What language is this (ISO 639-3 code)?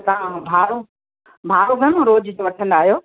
snd